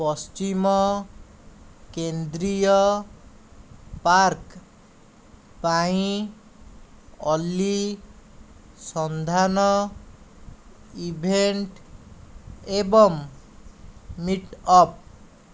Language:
Odia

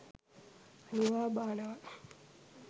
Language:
Sinhala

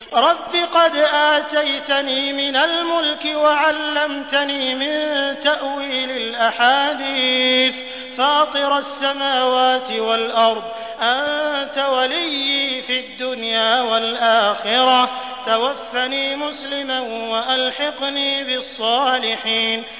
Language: Arabic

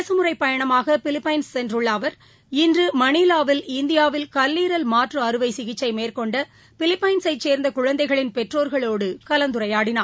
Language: Tamil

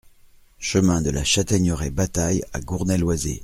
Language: French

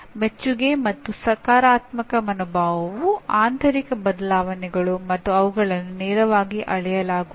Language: Kannada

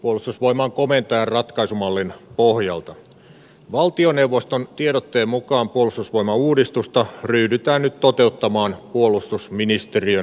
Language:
Finnish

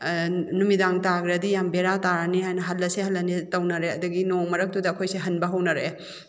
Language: Manipuri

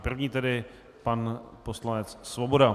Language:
Czech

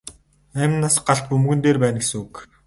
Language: Mongolian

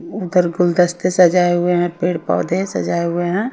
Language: Hindi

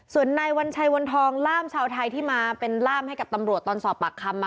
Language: Thai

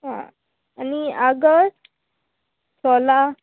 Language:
Konkani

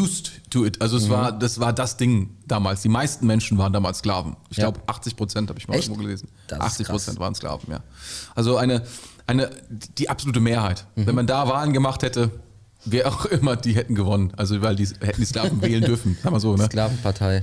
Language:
German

